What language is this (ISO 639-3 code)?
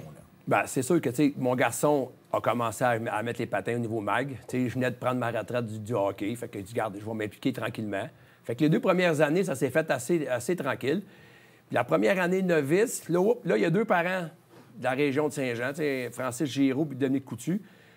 fra